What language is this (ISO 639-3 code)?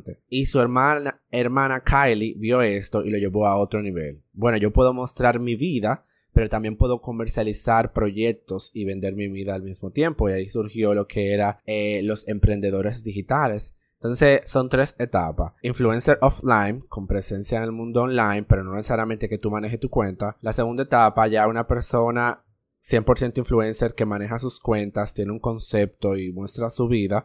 spa